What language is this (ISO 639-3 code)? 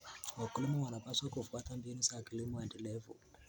kln